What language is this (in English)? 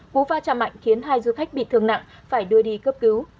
Vietnamese